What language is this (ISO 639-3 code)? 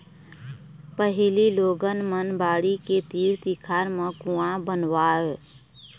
hne